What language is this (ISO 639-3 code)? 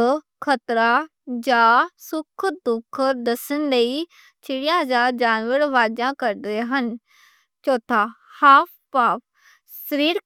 lah